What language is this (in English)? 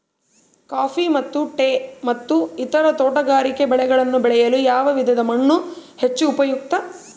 Kannada